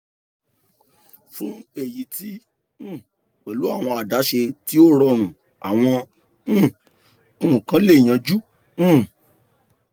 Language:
Yoruba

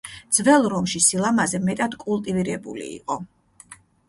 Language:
Georgian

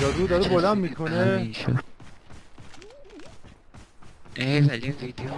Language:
Persian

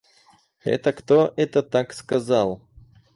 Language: Russian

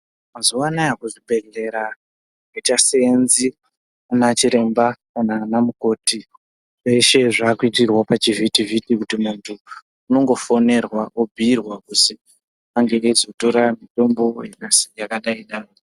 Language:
Ndau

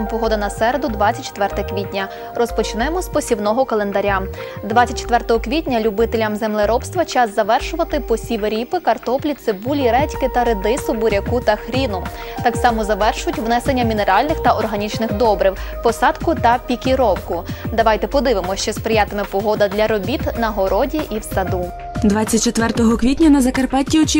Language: Ukrainian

